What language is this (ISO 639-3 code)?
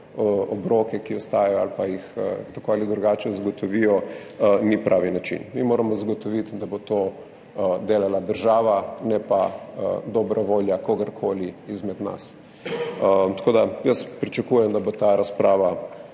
slv